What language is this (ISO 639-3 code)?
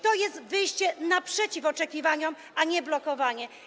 pol